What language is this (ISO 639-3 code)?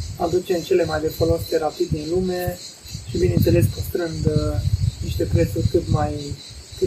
ron